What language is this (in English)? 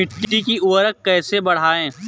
Hindi